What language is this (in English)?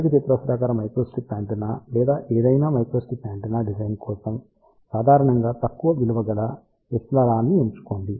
Telugu